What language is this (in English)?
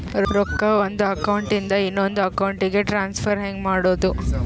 Kannada